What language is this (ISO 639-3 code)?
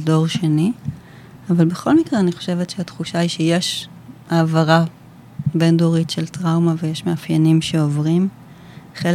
heb